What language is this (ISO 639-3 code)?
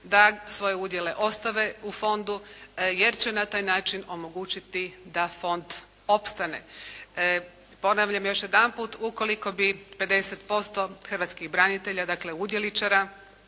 hrv